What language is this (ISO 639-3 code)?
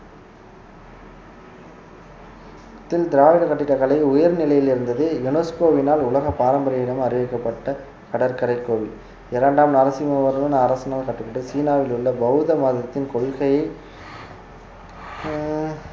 tam